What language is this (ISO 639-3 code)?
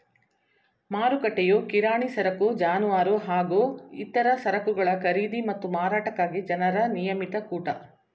kan